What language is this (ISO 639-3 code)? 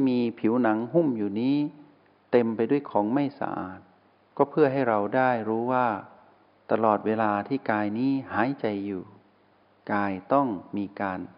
tha